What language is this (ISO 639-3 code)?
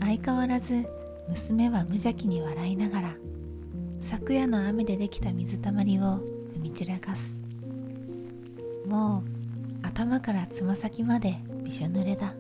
jpn